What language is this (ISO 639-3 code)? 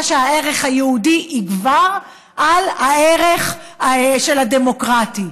heb